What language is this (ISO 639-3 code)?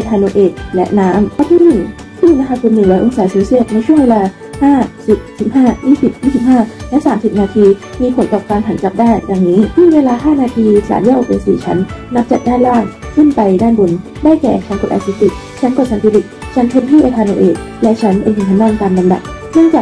tha